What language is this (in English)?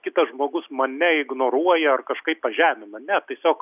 Lithuanian